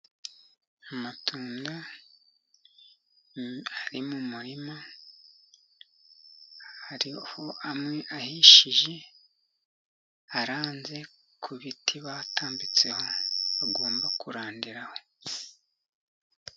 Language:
Kinyarwanda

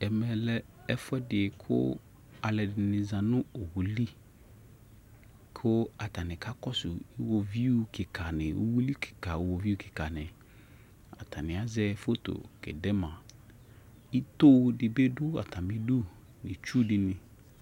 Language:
Ikposo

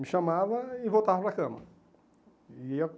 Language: Portuguese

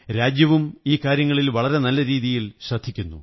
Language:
Malayalam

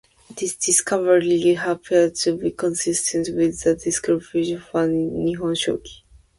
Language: English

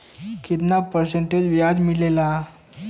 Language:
Bhojpuri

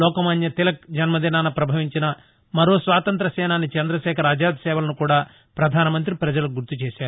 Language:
Telugu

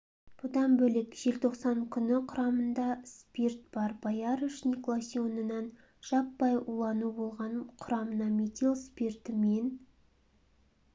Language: Kazakh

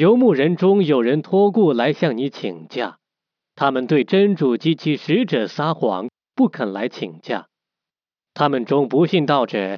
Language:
Chinese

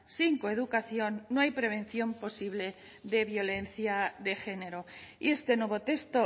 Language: Spanish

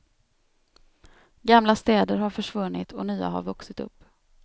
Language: Swedish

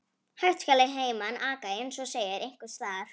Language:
Icelandic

